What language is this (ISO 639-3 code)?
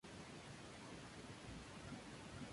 spa